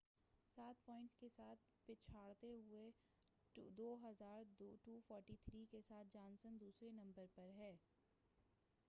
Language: Urdu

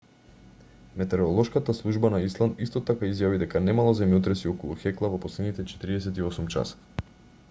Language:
Macedonian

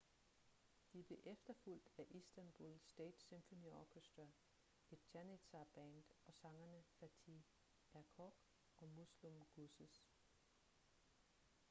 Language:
Danish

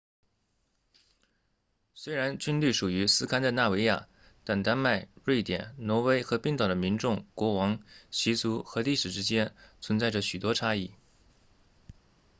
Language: Chinese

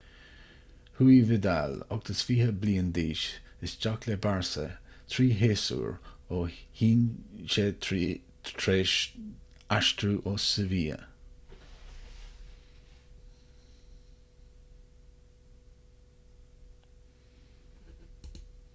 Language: Irish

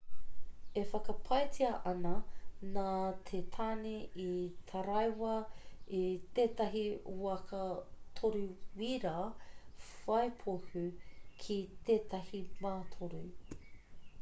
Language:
Māori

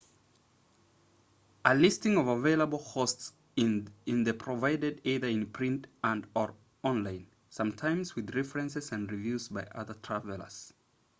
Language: English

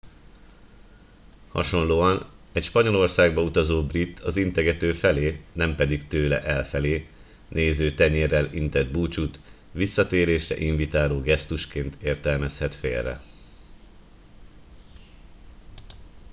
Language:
Hungarian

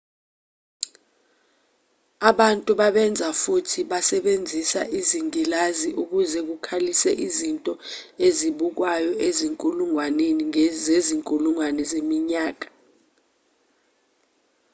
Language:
Zulu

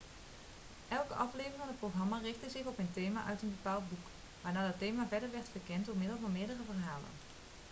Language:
Dutch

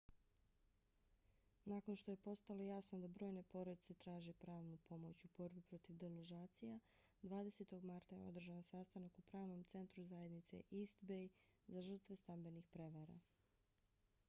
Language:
Bosnian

